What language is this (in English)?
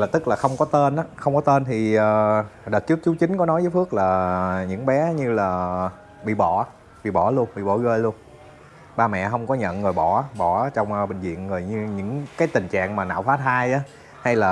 Vietnamese